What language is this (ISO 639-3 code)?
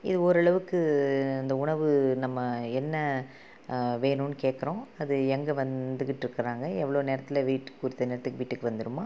tam